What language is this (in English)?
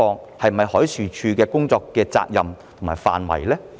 Cantonese